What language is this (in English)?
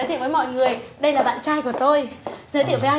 Vietnamese